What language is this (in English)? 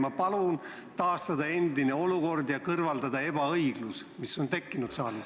Estonian